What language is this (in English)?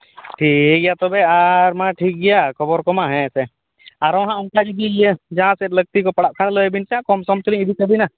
Santali